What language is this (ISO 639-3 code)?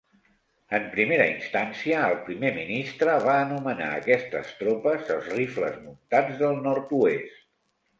cat